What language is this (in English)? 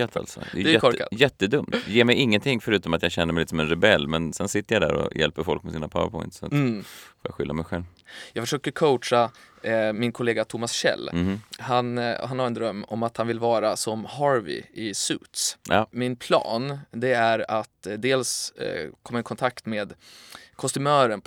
Swedish